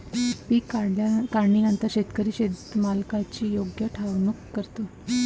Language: Marathi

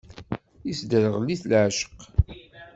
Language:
Kabyle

